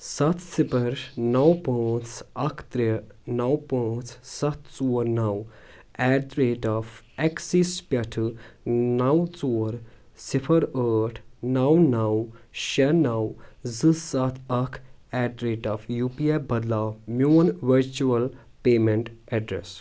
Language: Kashmiri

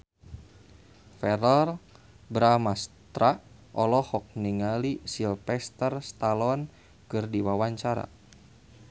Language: Sundanese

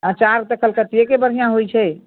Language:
Maithili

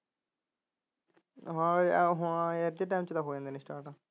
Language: Punjabi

